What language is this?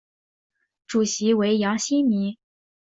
Chinese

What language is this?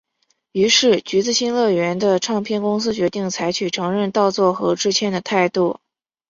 Chinese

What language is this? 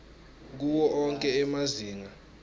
Swati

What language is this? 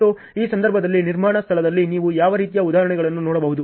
Kannada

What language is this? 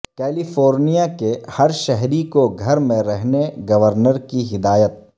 Urdu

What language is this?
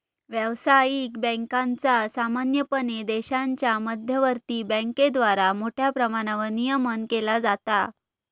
Marathi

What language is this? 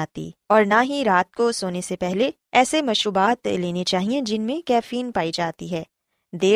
Urdu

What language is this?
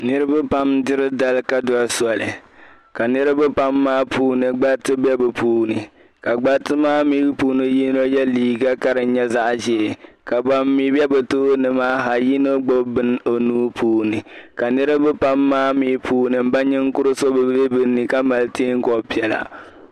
Dagbani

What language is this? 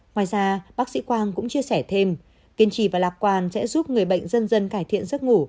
Vietnamese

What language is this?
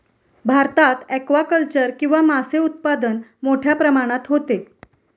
Marathi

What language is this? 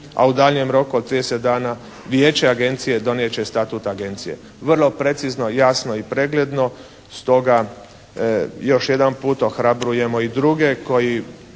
Croatian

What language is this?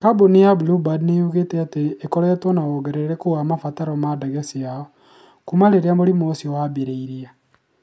Kikuyu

